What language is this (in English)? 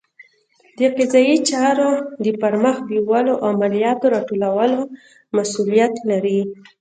Pashto